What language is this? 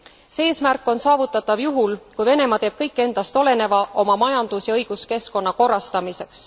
Estonian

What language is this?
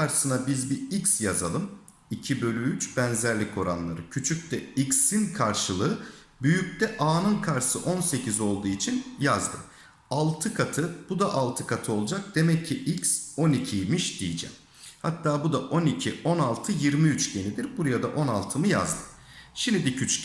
Turkish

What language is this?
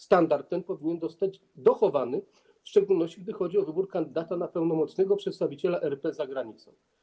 Polish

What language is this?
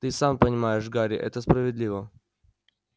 Russian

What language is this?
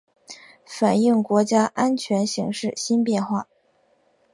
Chinese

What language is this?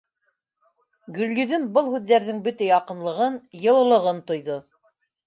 Bashkir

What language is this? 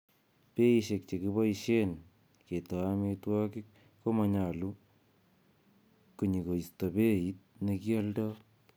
Kalenjin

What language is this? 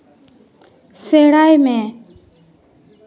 Santali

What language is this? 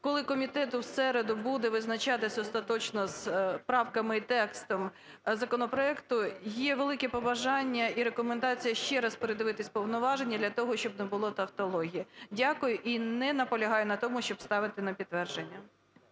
Ukrainian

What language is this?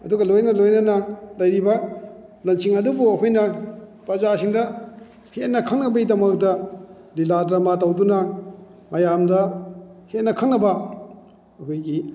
Manipuri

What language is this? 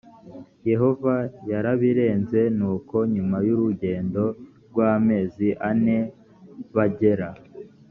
Kinyarwanda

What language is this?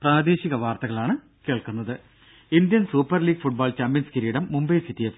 Malayalam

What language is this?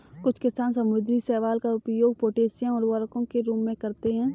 Hindi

